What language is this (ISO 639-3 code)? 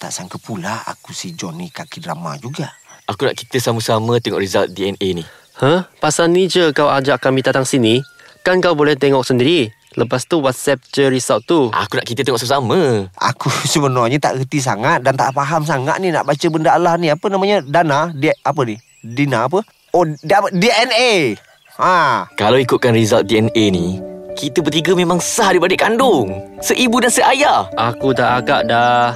msa